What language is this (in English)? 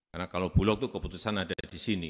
Indonesian